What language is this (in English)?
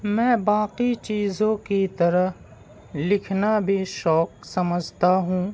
Urdu